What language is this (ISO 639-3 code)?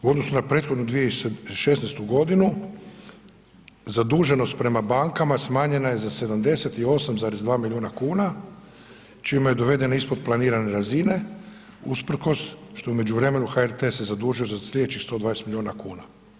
hrv